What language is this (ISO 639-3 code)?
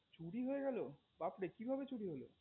ben